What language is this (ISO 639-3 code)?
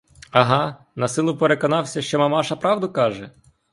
ukr